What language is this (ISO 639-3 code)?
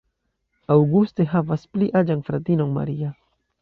epo